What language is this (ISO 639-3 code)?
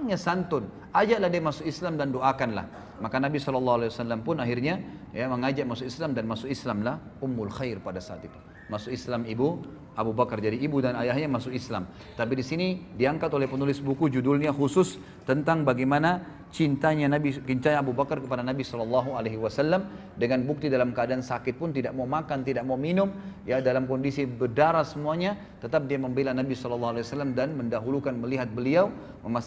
ind